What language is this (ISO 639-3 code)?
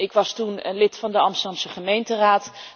nld